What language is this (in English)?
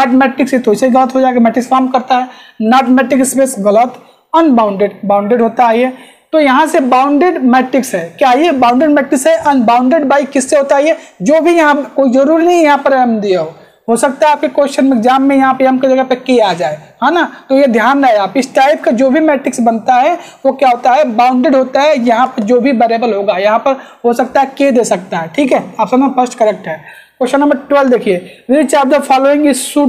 Hindi